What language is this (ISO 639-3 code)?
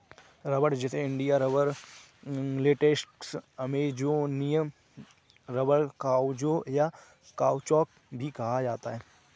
hin